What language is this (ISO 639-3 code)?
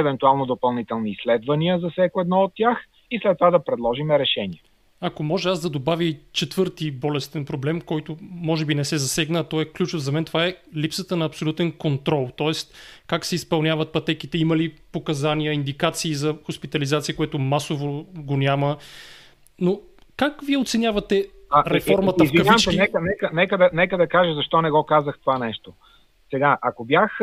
bul